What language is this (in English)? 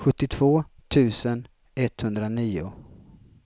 Swedish